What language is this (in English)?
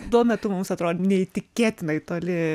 Lithuanian